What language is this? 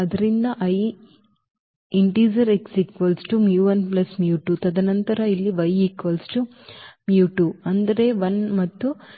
Kannada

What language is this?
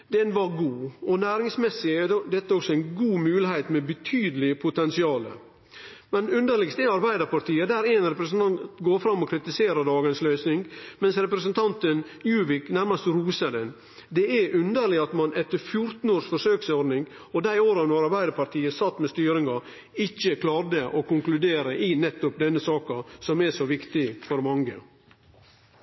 Norwegian Nynorsk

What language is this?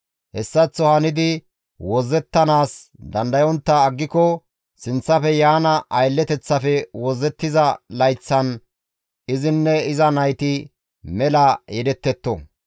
Gamo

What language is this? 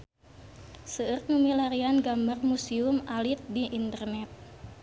Sundanese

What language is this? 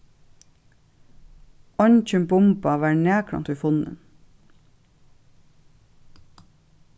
Faroese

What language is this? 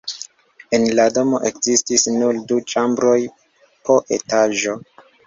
Esperanto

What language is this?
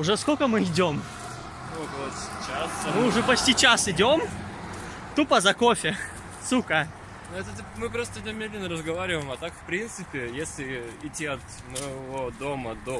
Russian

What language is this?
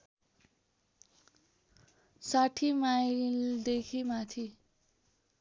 Nepali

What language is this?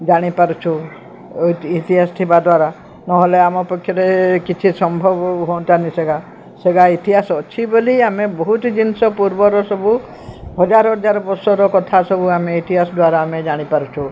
Odia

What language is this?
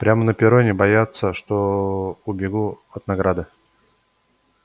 Russian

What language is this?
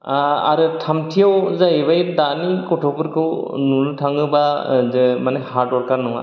Bodo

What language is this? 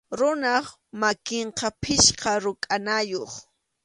Arequipa-La Unión Quechua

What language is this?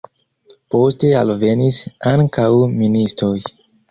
Esperanto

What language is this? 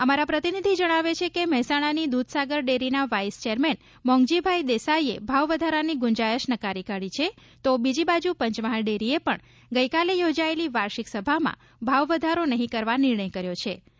Gujarati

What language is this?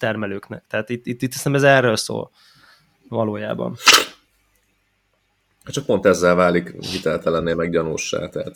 Hungarian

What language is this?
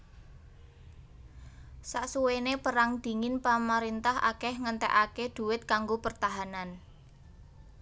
Javanese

